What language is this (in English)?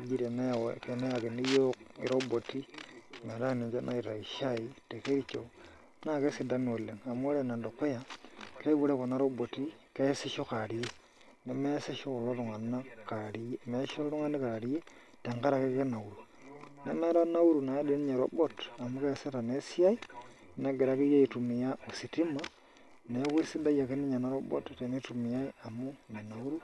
Masai